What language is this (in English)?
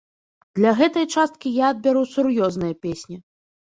Belarusian